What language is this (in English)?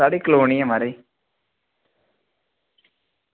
Dogri